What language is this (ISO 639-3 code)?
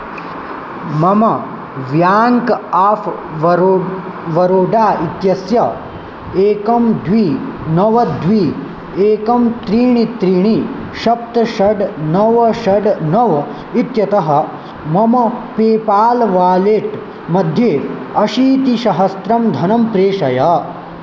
san